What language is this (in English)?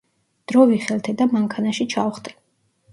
Georgian